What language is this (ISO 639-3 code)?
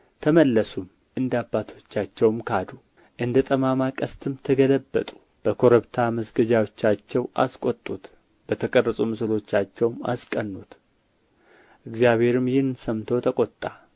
amh